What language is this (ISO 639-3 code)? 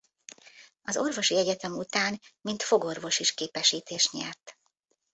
hun